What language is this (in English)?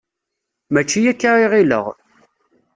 Kabyle